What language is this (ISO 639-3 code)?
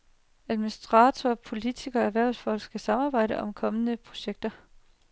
dan